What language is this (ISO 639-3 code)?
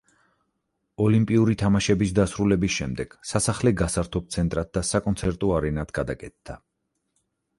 kat